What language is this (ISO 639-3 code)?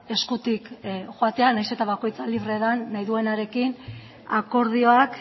eus